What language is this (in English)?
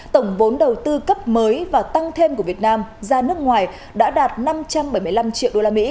Vietnamese